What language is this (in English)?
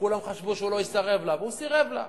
Hebrew